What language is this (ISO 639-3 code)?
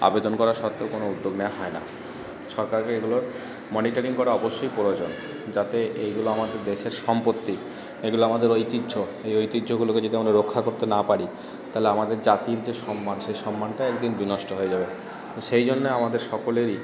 ben